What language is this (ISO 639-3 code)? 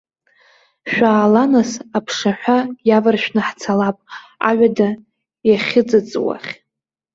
abk